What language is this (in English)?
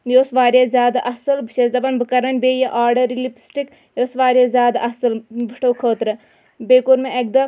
Kashmiri